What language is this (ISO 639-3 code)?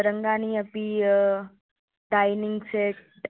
san